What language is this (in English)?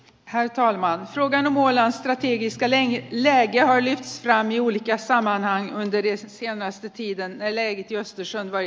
Finnish